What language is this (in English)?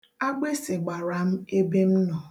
Igbo